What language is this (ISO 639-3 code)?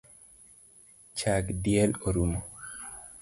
luo